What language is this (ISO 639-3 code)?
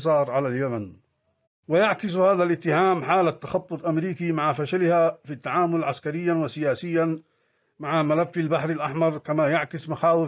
ara